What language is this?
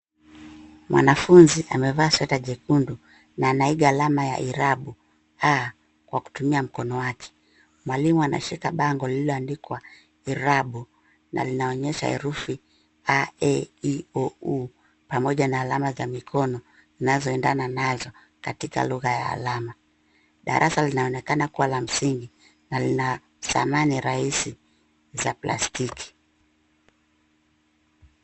Swahili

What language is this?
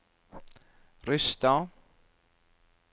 Norwegian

